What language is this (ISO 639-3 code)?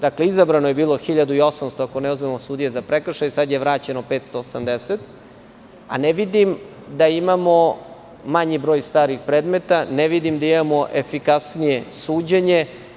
srp